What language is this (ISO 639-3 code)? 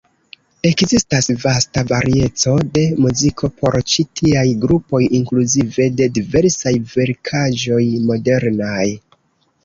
epo